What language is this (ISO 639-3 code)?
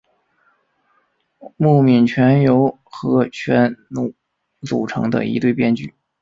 zho